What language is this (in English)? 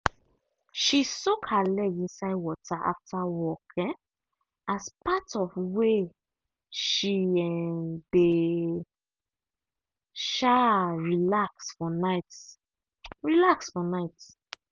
Nigerian Pidgin